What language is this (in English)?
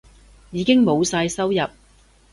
Cantonese